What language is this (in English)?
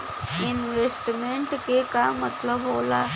Bhojpuri